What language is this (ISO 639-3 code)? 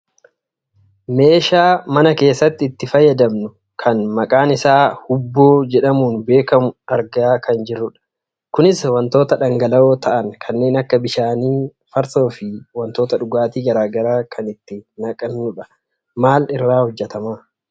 orm